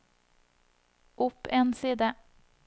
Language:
Norwegian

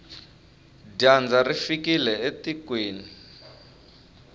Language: Tsonga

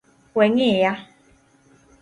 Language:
Luo (Kenya and Tanzania)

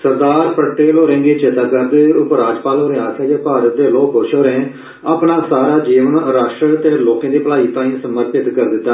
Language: Dogri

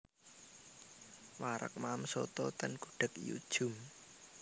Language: Javanese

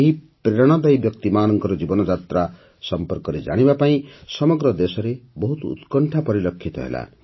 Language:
Odia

